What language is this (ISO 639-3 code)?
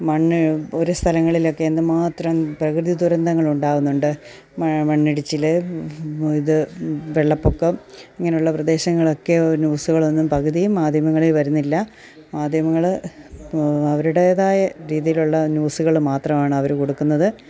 mal